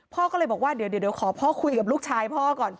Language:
Thai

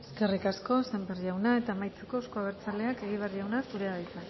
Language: Basque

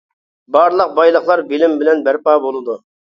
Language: Uyghur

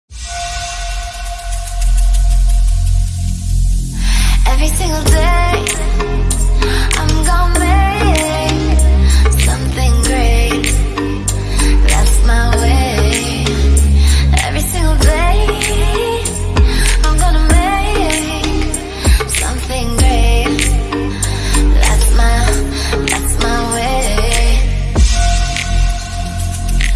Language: Korean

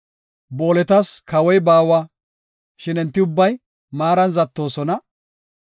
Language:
Gofa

